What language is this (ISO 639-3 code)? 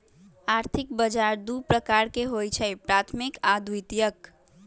mag